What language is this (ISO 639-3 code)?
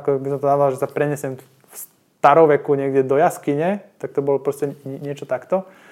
slk